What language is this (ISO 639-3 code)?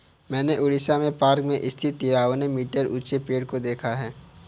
hin